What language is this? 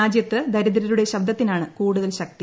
Malayalam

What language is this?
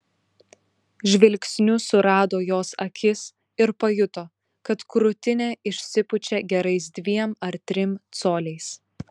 Lithuanian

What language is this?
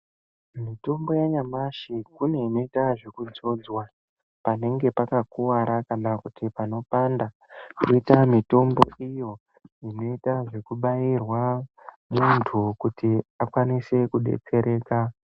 Ndau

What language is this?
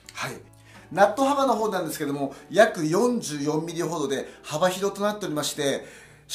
Japanese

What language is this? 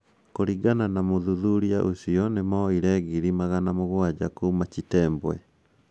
Kikuyu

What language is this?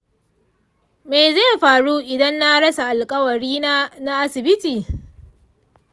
Hausa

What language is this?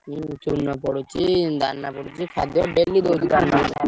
Odia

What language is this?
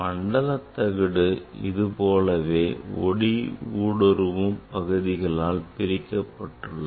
Tamil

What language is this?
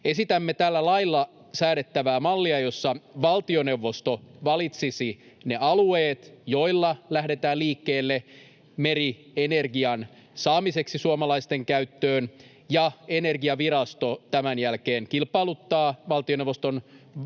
Finnish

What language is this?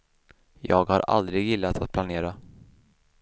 Swedish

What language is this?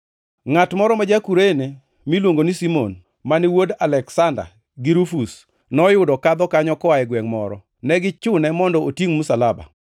Luo (Kenya and Tanzania)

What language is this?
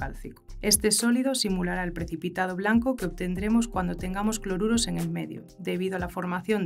Spanish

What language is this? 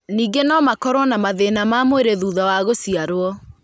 Kikuyu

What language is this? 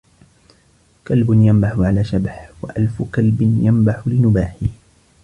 Arabic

